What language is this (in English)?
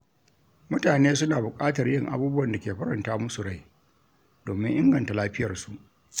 Hausa